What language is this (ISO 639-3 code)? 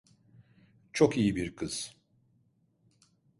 tur